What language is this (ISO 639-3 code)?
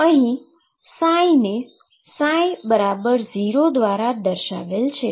guj